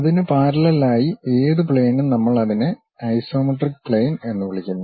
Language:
Malayalam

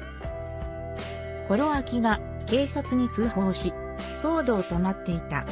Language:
Japanese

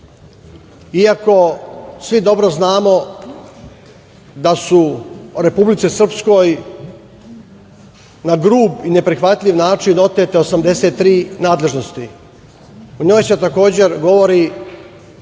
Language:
Serbian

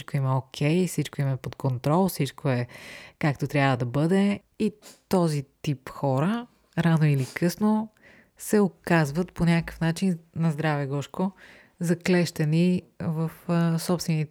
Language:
Bulgarian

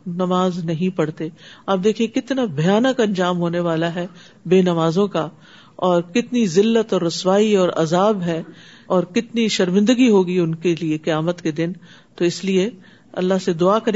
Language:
Urdu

